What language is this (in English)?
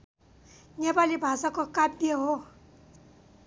Nepali